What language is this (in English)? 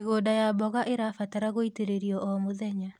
Kikuyu